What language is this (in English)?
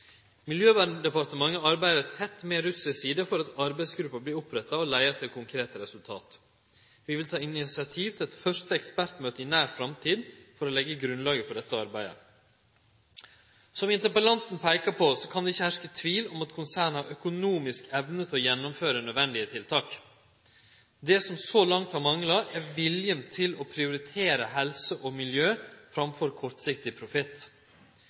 Norwegian Nynorsk